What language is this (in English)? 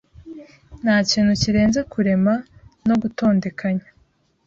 Kinyarwanda